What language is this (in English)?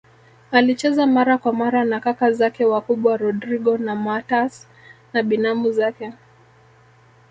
Swahili